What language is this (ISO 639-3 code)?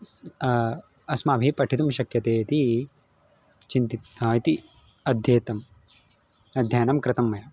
san